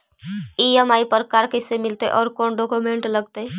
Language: Magahi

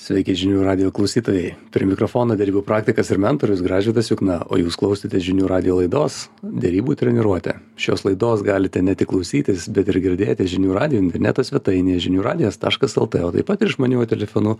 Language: Lithuanian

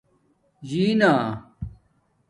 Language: Domaaki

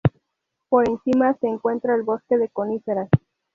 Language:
Spanish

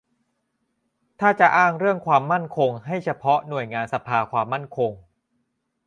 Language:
Thai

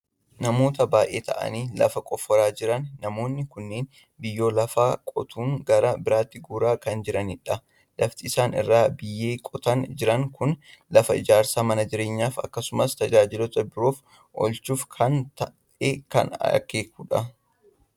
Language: Oromo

